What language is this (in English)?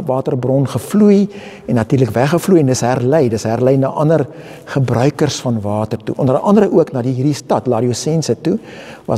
Dutch